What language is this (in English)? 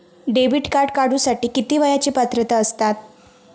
Marathi